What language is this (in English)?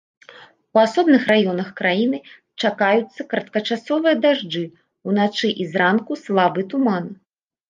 Belarusian